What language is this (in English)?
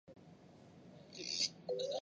Chinese